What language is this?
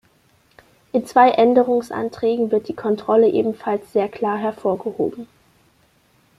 German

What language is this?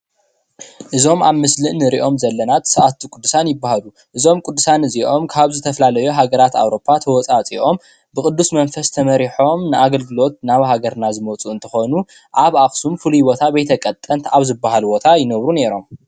Tigrinya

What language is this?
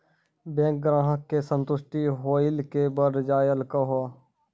Maithili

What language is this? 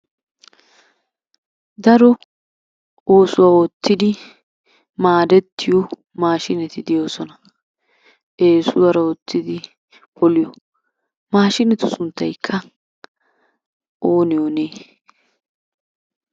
Wolaytta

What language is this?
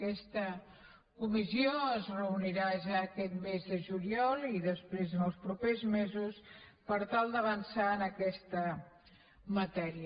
Catalan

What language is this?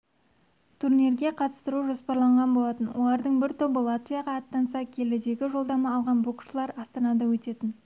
Kazakh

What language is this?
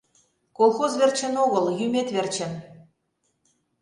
Mari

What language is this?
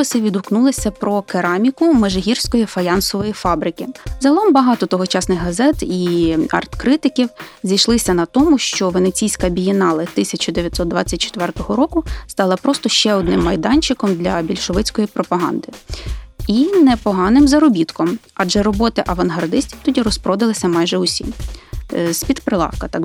Ukrainian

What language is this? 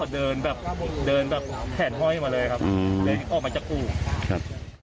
Thai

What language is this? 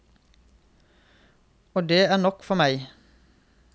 Norwegian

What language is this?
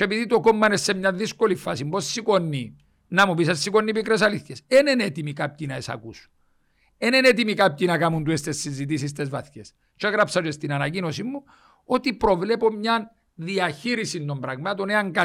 Greek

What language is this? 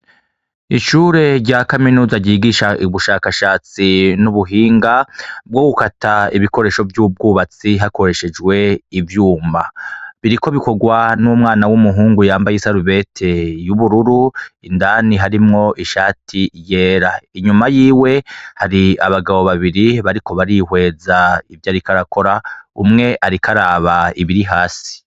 Rundi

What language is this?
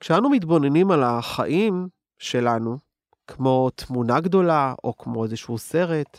Hebrew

